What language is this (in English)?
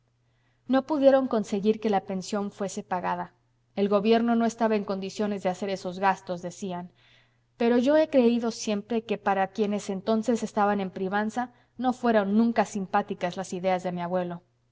Spanish